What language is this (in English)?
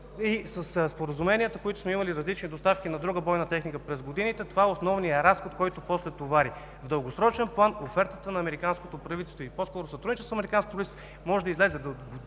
Bulgarian